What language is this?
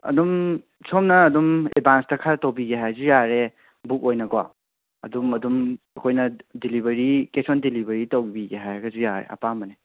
Manipuri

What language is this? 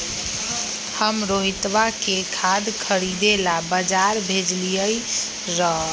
Magahi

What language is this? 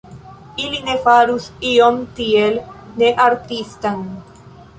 Esperanto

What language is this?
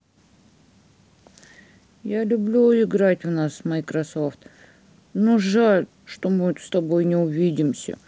Russian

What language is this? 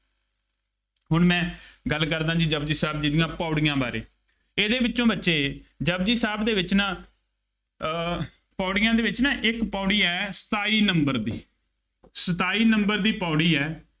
Punjabi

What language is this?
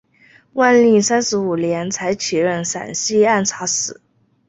Chinese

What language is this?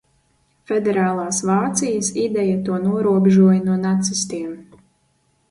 Latvian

